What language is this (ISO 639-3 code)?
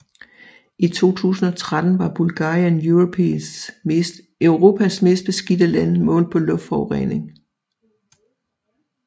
dan